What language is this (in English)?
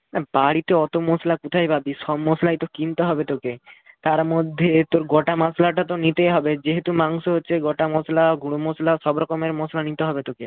Bangla